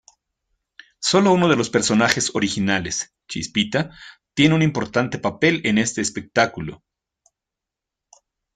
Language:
Spanish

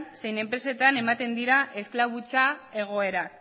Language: Basque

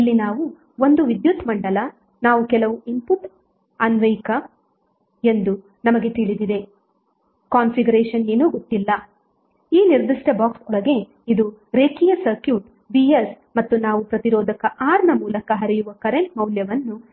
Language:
Kannada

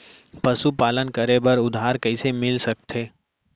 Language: Chhattisgarhi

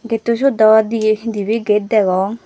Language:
Chakma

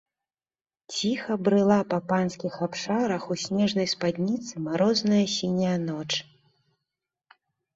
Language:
Belarusian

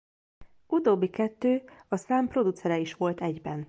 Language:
Hungarian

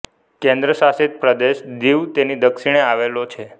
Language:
Gujarati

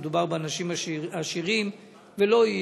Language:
Hebrew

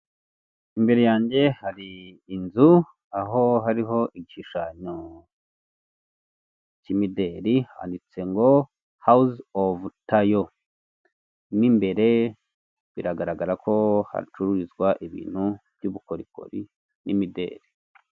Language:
Kinyarwanda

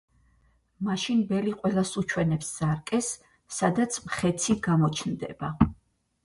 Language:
Georgian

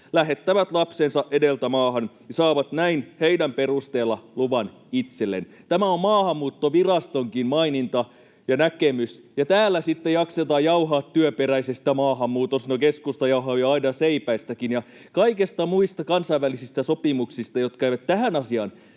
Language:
Finnish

